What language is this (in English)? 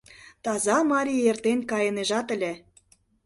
Mari